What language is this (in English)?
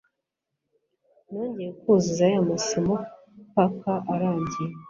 Kinyarwanda